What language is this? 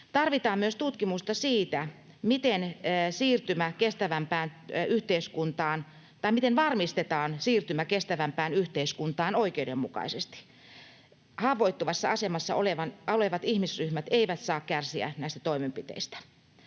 Finnish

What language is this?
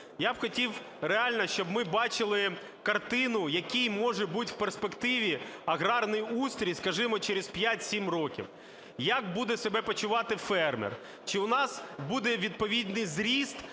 Ukrainian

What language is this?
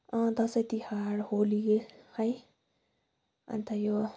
Nepali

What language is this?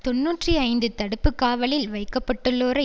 Tamil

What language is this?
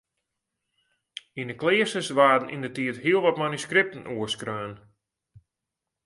Western Frisian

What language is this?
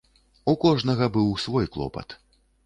Belarusian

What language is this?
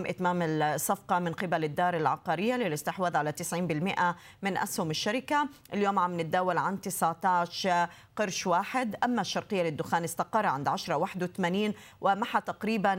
Arabic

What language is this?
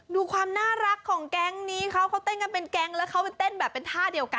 Thai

